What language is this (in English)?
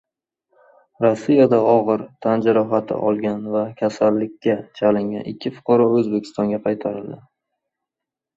Uzbek